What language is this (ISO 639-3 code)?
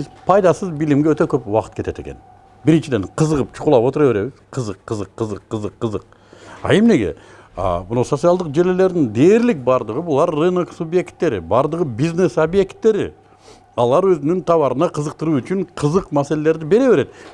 tur